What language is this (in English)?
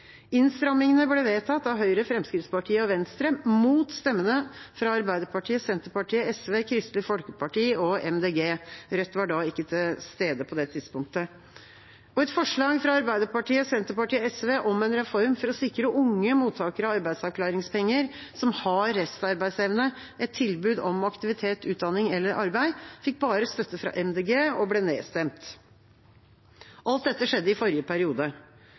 Norwegian Bokmål